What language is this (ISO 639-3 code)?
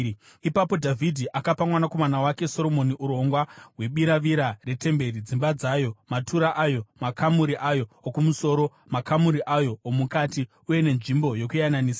sna